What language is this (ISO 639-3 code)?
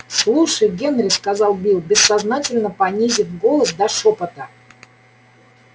rus